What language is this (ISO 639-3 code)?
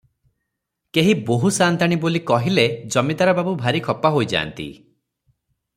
ori